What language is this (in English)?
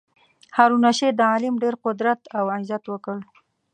Pashto